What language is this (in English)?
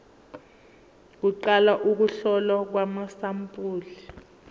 Zulu